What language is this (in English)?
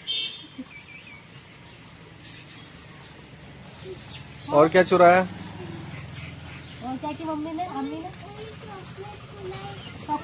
Hindi